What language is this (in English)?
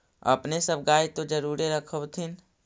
Magahi